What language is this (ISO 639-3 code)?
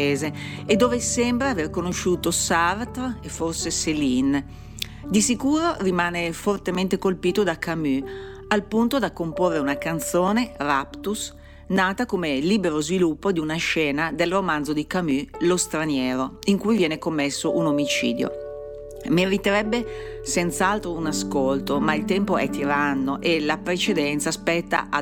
ita